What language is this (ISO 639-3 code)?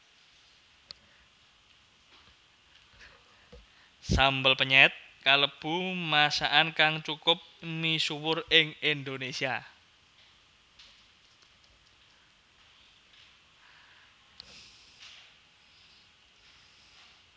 jav